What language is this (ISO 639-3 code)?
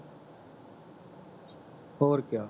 pan